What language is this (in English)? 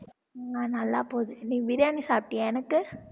Tamil